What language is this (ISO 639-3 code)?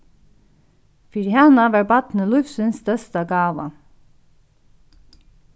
fao